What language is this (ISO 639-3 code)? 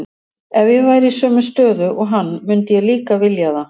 isl